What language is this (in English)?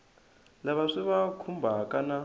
Tsonga